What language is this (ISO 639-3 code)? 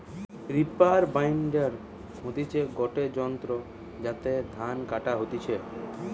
ben